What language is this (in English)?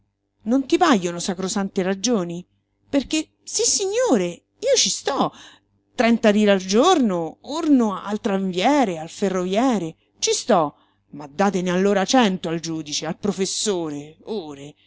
Italian